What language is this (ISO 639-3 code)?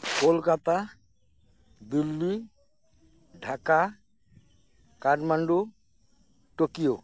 sat